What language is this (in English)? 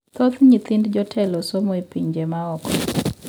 Luo (Kenya and Tanzania)